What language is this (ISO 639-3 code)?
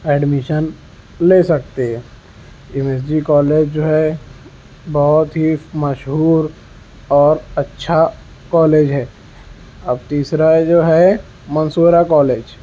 urd